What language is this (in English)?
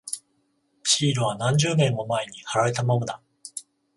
Japanese